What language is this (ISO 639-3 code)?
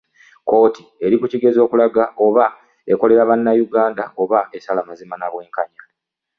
lug